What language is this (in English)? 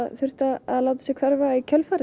Icelandic